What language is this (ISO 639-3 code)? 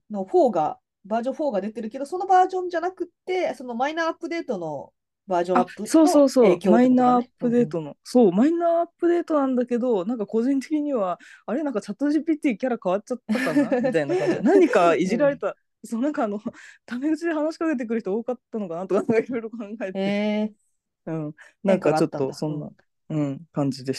jpn